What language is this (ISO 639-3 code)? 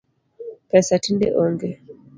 luo